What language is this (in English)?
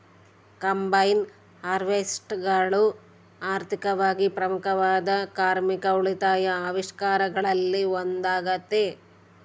Kannada